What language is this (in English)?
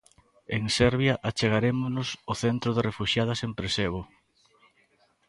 Galician